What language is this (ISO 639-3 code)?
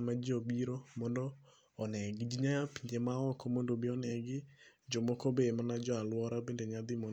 luo